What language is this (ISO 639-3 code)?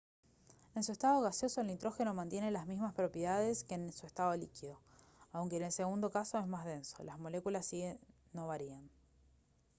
spa